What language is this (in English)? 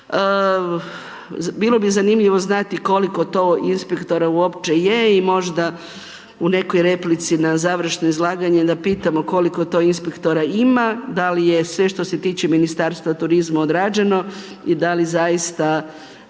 Croatian